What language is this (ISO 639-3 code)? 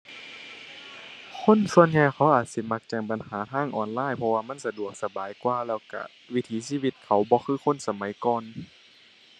tha